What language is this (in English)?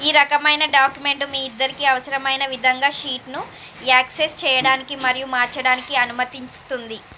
Telugu